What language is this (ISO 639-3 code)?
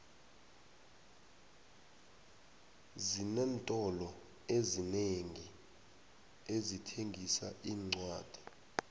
nbl